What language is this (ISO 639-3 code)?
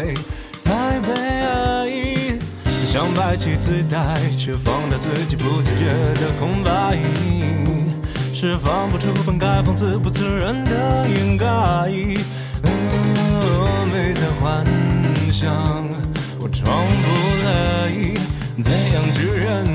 zho